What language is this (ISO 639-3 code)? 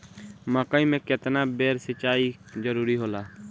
bho